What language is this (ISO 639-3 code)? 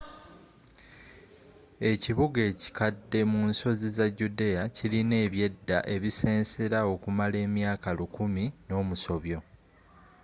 lug